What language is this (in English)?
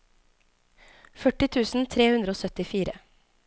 Norwegian